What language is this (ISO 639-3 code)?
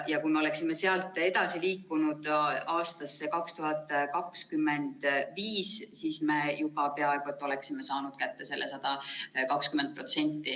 est